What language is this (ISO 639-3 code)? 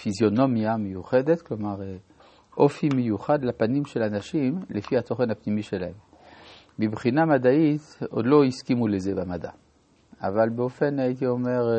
heb